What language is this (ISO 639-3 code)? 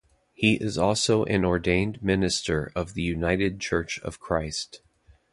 eng